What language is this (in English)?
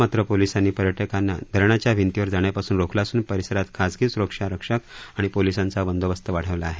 Marathi